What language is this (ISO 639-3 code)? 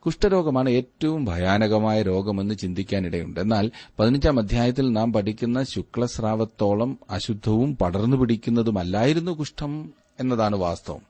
mal